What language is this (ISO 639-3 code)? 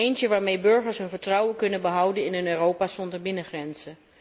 nld